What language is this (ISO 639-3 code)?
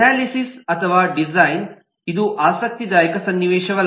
kan